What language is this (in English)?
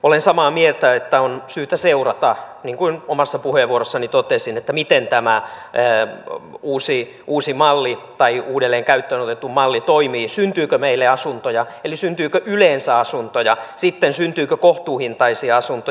Finnish